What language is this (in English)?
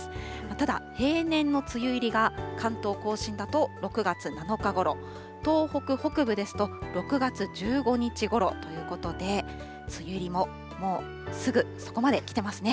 Japanese